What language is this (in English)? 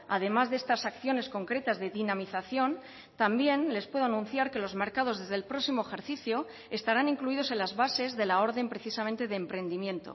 Spanish